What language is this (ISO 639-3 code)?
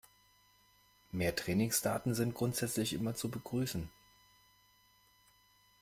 deu